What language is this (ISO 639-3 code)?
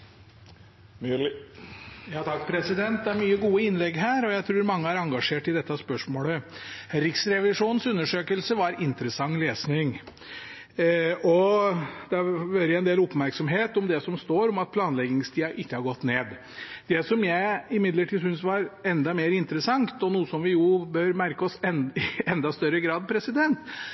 nob